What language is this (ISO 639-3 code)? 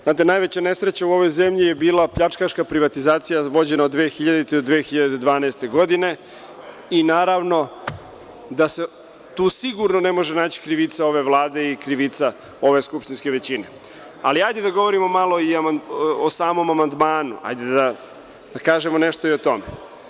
srp